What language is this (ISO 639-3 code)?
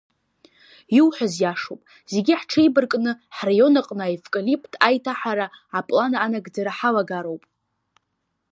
abk